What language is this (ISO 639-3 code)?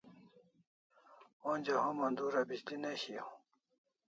kls